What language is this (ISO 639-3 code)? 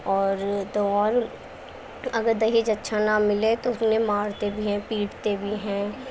urd